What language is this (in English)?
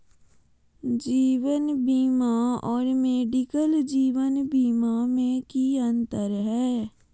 Magahi